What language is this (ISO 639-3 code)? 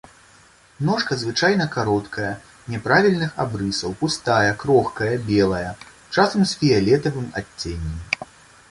bel